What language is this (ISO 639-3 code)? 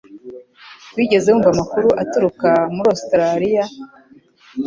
kin